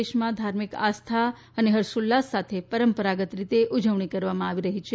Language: Gujarati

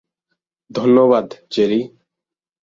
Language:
Bangla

